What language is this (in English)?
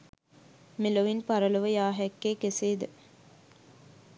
Sinhala